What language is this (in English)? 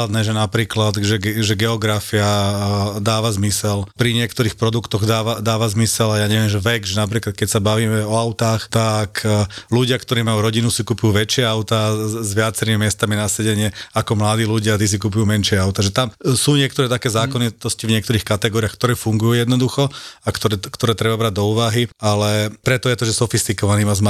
Slovak